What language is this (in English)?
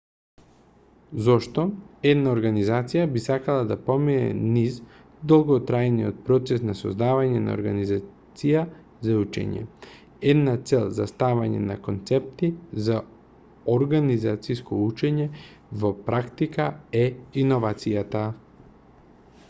Macedonian